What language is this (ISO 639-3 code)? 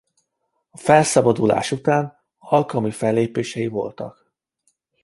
hun